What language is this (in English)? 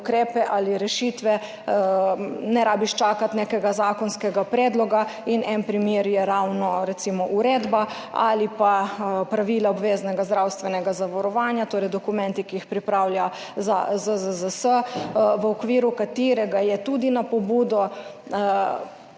Slovenian